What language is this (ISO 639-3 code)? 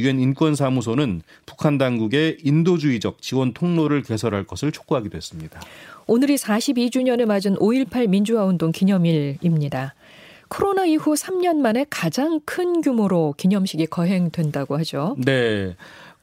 kor